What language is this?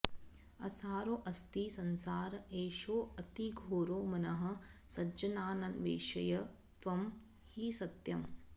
Sanskrit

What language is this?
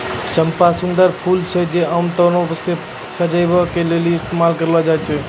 Maithili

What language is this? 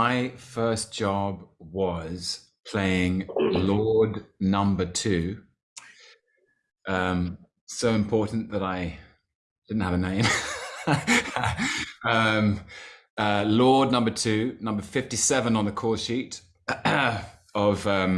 English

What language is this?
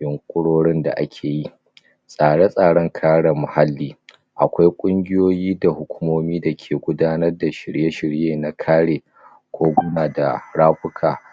Hausa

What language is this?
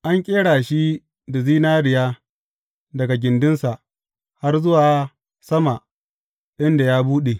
Hausa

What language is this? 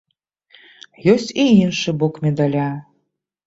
Belarusian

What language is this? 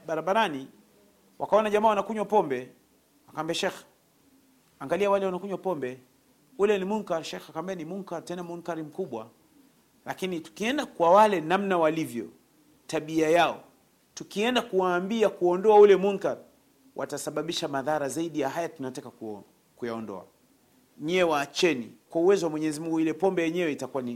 Swahili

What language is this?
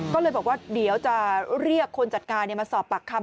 Thai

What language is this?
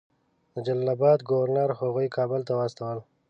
Pashto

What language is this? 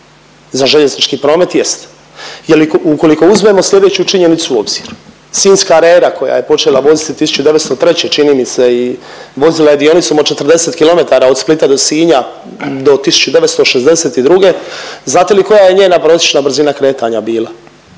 Croatian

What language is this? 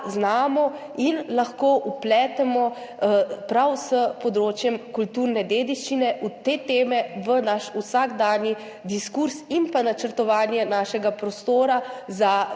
Slovenian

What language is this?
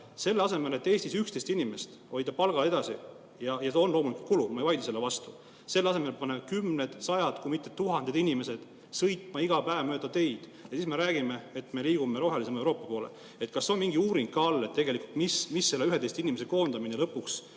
Estonian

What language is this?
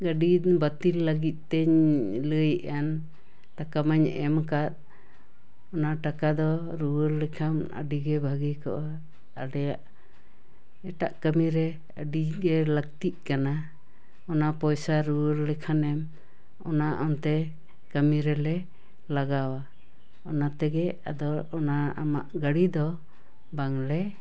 Santali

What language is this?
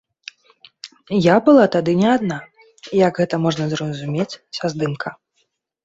Belarusian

